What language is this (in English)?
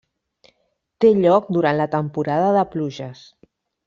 Catalan